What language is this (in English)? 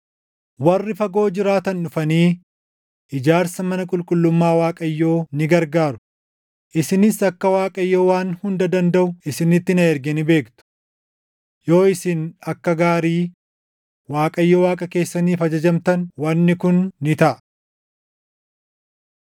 Oromo